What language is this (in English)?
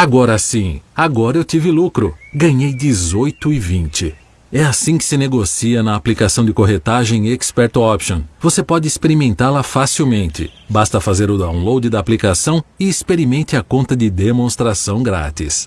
Portuguese